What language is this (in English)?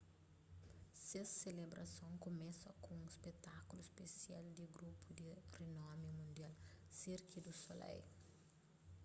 Kabuverdianu